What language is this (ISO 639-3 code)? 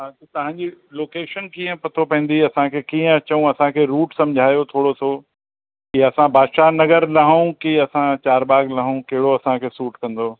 snd